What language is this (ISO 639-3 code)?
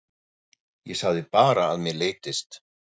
isl